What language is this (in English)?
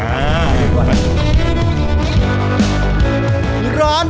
Thai